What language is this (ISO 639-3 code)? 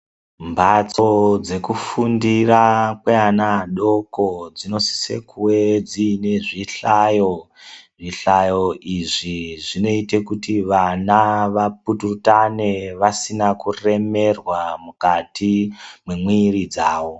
ndc